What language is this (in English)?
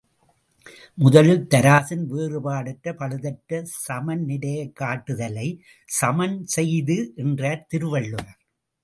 Tamil